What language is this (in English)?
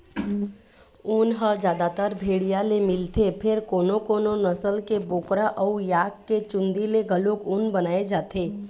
Chhattisgarhi